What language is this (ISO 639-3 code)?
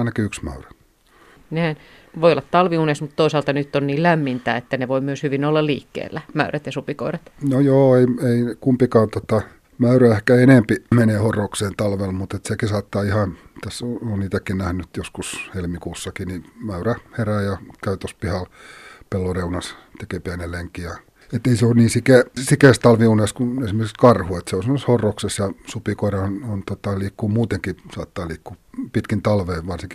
fin